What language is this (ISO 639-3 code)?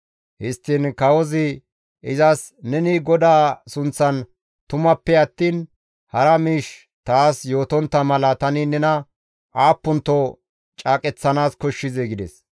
gmv